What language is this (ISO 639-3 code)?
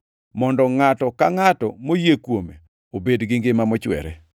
luo